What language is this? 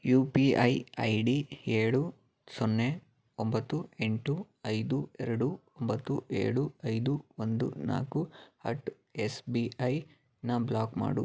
Kannada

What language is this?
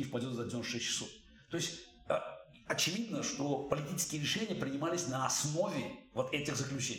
Russian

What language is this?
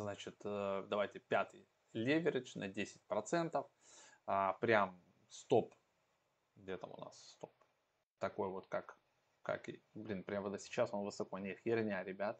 Russian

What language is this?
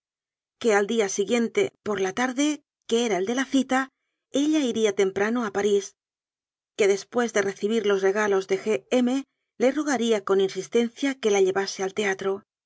Spanish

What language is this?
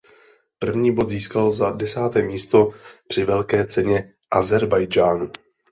Czech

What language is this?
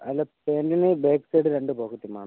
Malayalam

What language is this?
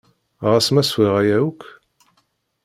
Kabyle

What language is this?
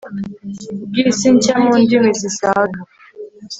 Kinyarwanda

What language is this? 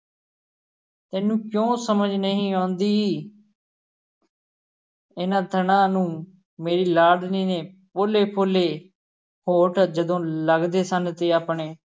Punjabi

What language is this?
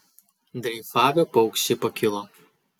Lithuanian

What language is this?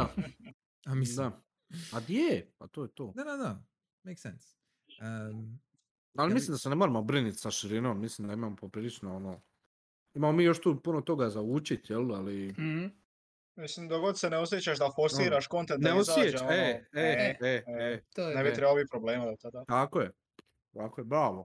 Croatian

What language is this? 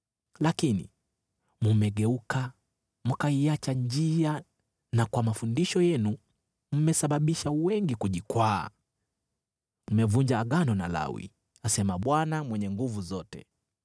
Swahili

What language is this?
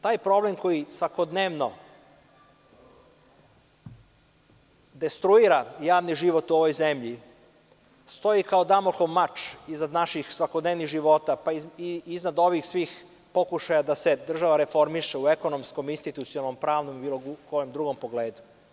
Serbian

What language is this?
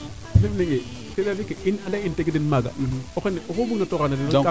Serer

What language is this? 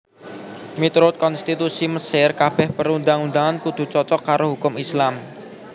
Javanese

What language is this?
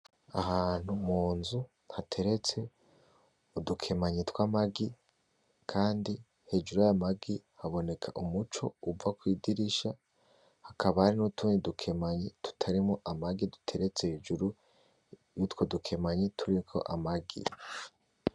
Rundi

